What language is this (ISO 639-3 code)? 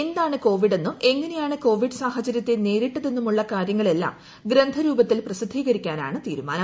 mal